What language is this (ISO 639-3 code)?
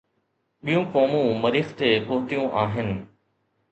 snd